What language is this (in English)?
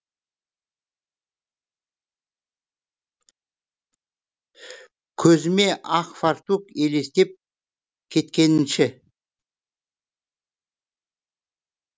Kazakh